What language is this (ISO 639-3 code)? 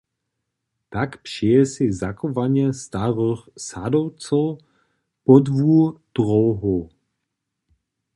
hsb